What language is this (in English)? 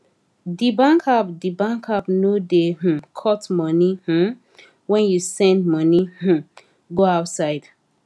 Nigerian Pidgin